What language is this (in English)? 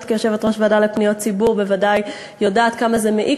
Hebrew